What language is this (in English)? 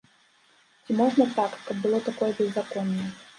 Belarusian